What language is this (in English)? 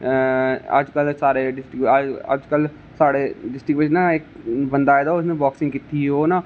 Dogri